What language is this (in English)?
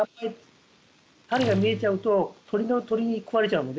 Japanese